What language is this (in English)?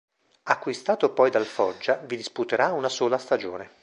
Italian